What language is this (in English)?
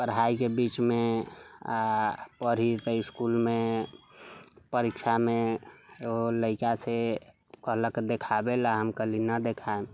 Maithili